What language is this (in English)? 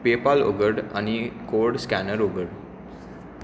Konkani